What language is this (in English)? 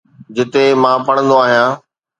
Sindhi